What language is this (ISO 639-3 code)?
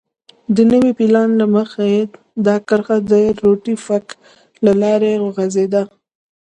pus